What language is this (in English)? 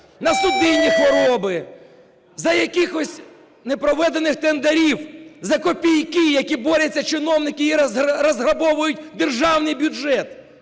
Ukrainian